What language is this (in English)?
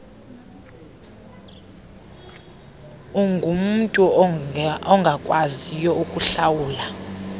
Xhosa